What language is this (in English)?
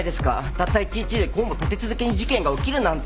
Japanese